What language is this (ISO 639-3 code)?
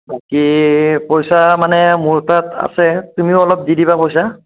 asm